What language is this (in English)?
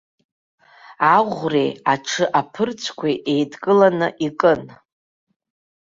Abkhazian